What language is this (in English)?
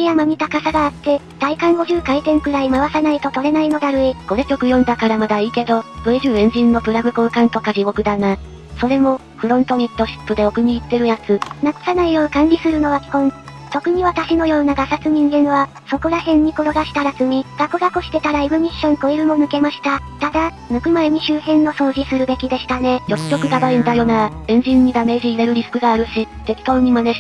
Japanese